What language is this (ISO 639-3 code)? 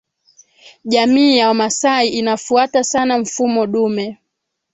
swa